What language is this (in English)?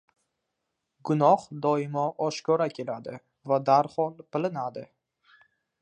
Uzbek